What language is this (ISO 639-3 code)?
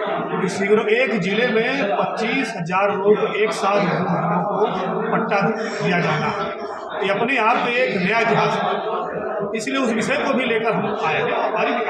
hin